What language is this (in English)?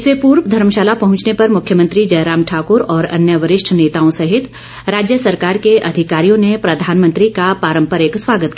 Hindi